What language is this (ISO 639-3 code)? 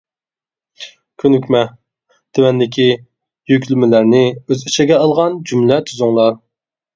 uig